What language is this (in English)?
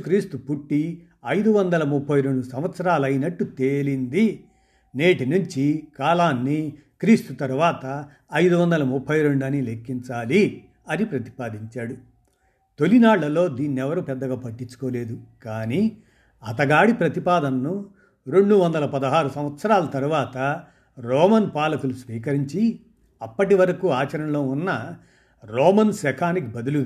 Telugu